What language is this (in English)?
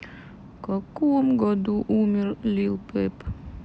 Russian